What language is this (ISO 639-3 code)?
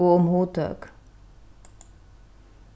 fao